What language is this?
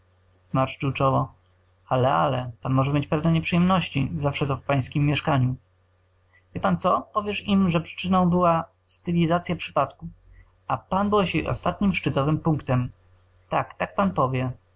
Polish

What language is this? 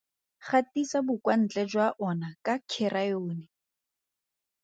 Tswana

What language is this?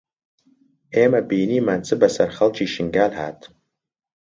Central Kurdish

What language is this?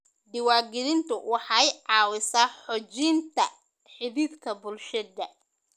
Somali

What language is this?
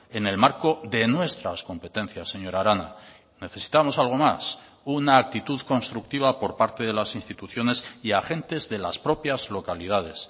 Spanish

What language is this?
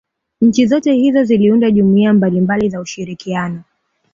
Swahili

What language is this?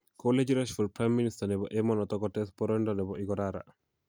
Kalenjin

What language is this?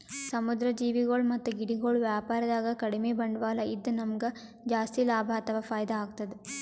Kannada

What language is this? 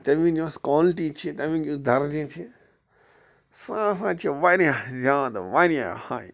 Kashmiri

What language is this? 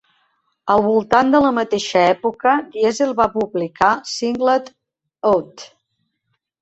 Catalan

